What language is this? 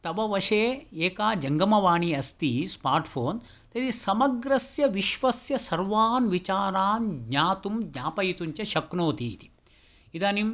Sanskrit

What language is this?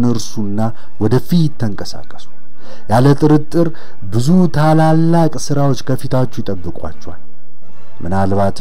Arabic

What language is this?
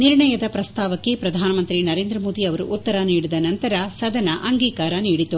Kannada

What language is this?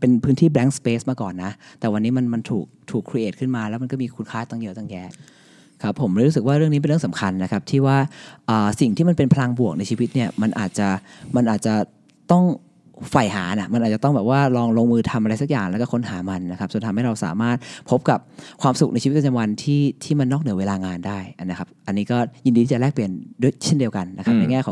Thai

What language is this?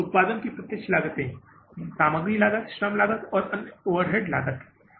Hindi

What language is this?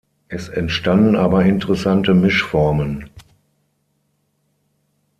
German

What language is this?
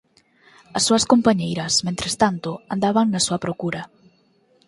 Galician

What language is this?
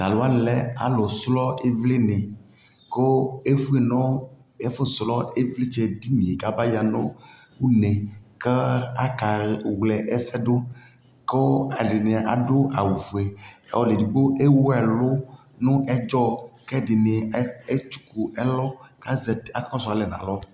Ikposo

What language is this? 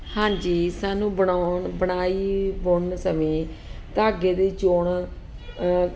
Punjabi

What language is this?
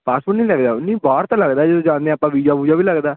Punjabi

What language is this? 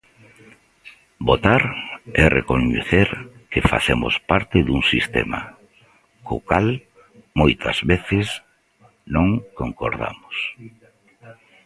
Galician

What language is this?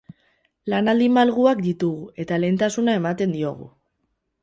Basque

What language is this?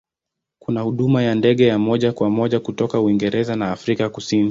Swahili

